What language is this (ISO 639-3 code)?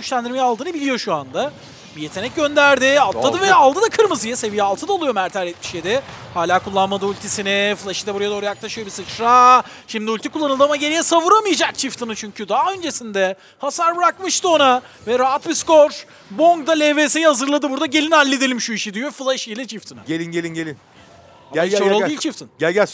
tur